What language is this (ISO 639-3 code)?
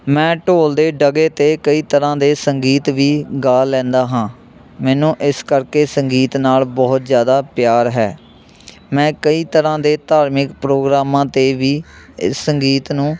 pan